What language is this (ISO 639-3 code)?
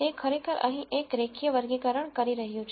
guj